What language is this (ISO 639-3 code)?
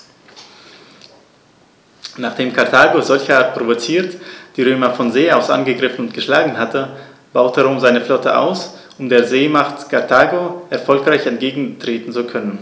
deu